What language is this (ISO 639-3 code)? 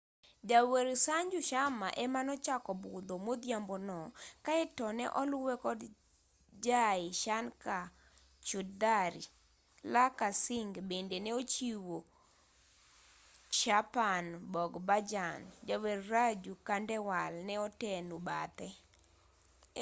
luo